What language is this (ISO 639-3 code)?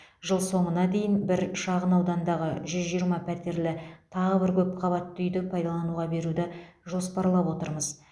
kaz